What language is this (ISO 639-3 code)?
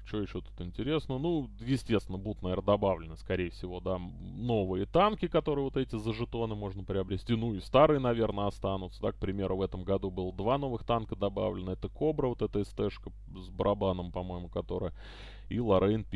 rus